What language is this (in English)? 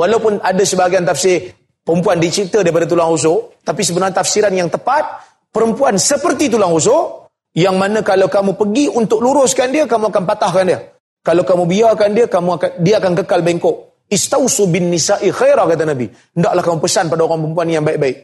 Malay